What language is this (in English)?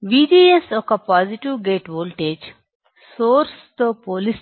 Telugu